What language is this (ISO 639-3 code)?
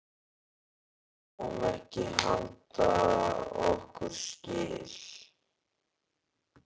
isl